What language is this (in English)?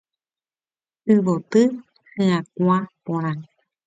Guarani